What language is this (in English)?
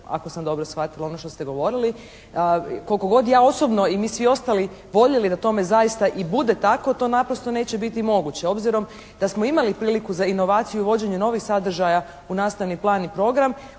Croatian